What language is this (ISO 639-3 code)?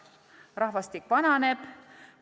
est